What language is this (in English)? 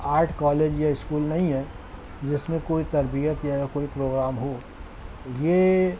Urdu